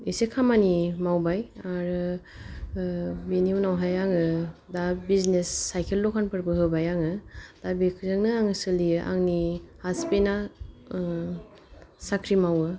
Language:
Bodo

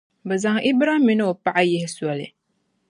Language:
Dagbani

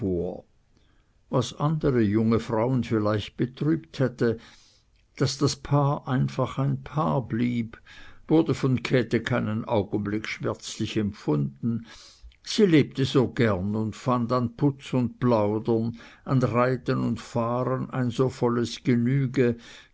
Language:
German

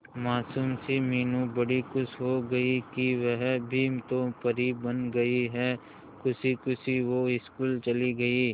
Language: Hindi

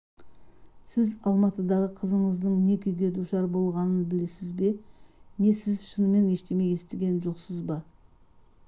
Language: Kazakh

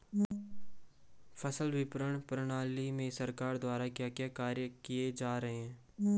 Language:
Hindi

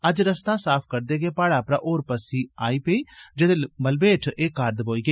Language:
Dogri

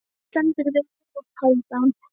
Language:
Icelandic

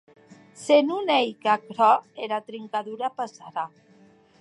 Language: Occitan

